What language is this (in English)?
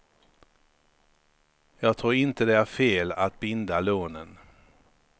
Swedish